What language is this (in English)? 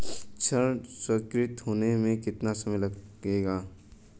Hindi